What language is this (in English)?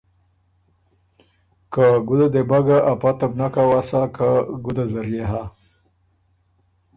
Ormuri